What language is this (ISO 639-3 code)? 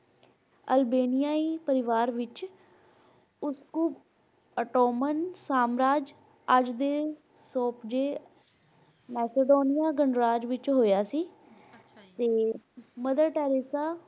pan